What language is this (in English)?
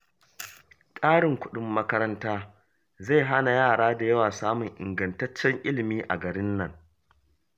Hausa